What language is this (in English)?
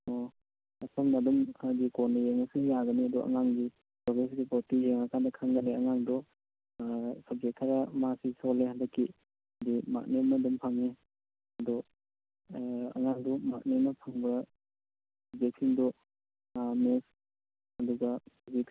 Manipuri